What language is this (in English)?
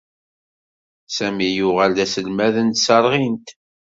Kabyle